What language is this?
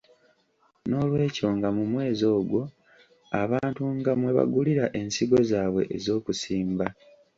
Ganda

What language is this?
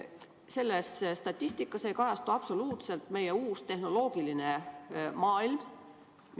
Estonian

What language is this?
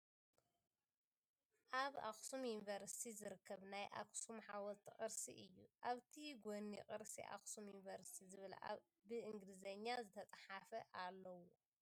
Tigrinya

